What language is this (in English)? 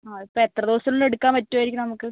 Malayalam